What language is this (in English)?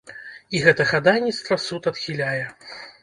Belarusian